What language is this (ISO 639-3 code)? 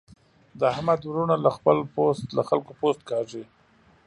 pus